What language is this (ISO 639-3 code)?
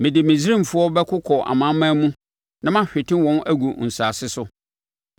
aka